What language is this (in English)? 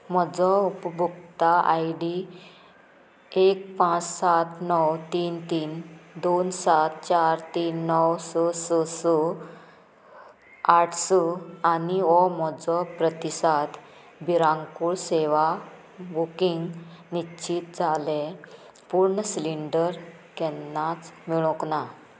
Konkani